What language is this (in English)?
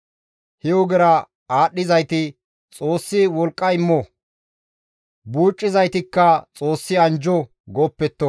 Gamo